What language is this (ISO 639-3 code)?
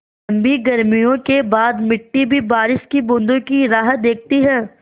hin